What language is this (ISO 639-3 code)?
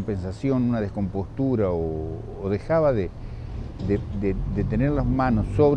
spa